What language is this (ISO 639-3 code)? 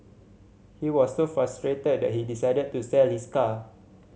eng